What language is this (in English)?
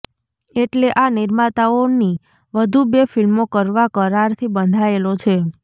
Gujarati